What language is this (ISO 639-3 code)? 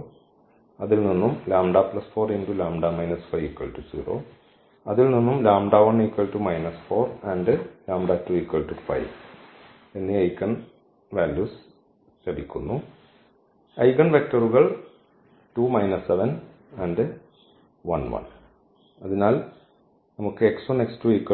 mal